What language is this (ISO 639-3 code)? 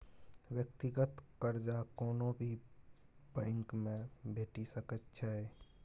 mai